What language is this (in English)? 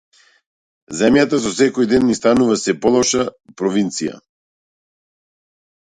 Macedonian